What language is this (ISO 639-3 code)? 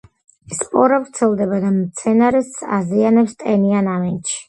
kat